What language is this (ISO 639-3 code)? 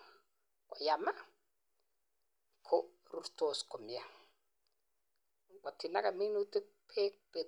kln